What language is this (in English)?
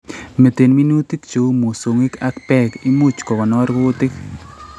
Kalenjin